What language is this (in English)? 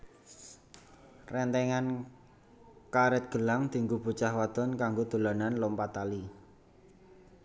Javanese